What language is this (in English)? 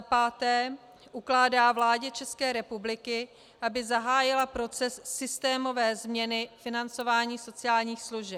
Czech